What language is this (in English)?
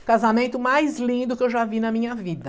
Portuguese